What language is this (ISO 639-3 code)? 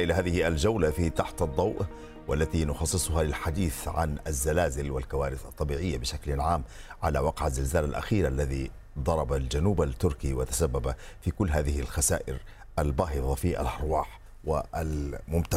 ara